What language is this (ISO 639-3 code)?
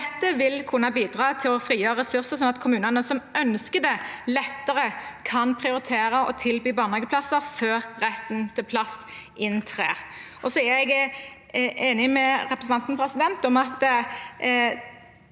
nor